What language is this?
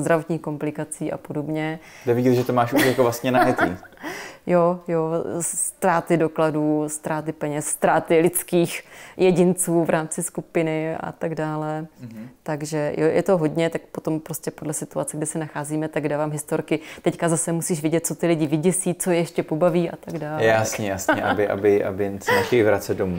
Czech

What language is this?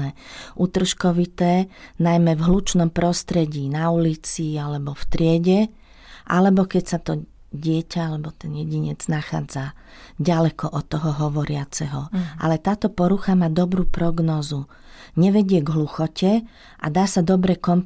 Slovak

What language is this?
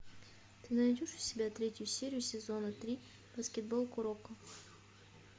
Russian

